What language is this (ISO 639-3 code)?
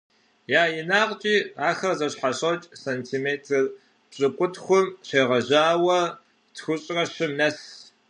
kbd